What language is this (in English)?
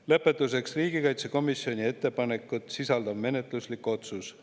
Estonian